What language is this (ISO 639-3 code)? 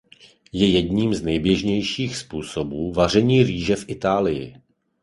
ces